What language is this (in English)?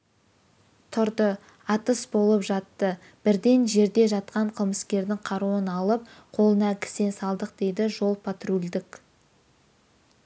Kazakh